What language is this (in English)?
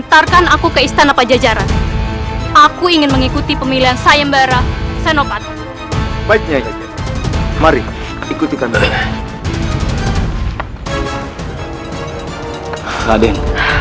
Indonesian